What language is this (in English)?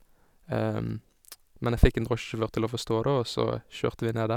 Norwegian